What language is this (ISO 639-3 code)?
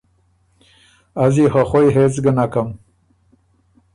oru